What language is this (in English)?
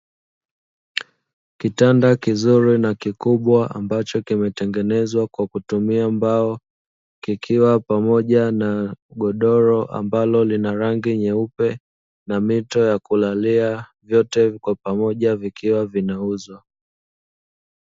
Swahili